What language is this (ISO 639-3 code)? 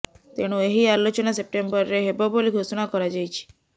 ori